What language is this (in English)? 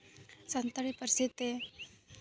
Santali